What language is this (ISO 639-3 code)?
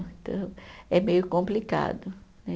por